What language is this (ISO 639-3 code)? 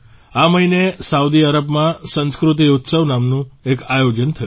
guj